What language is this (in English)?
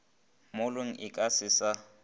Northern Sotho